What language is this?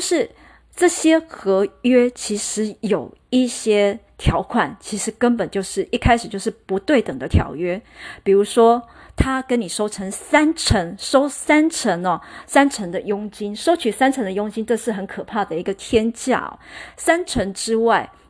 Chinese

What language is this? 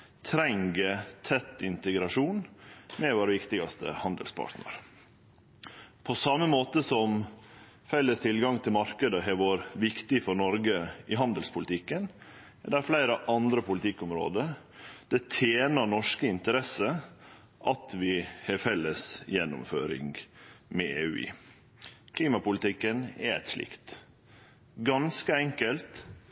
Norwegian Nynorsk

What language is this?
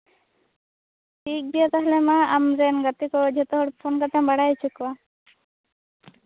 Santali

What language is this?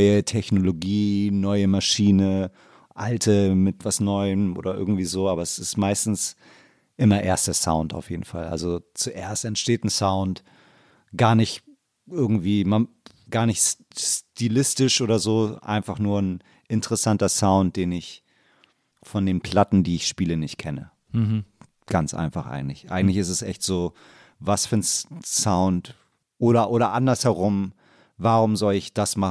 German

